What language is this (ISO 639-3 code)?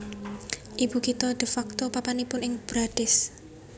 jav